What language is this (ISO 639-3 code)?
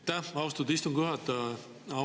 est